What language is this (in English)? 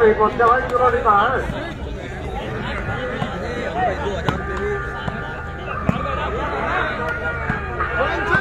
Hindi